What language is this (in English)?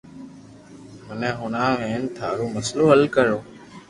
Loarki